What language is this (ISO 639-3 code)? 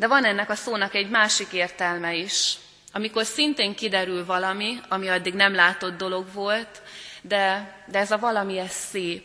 hun